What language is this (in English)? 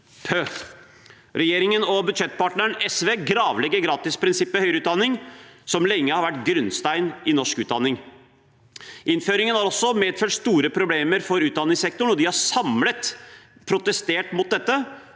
Norwegian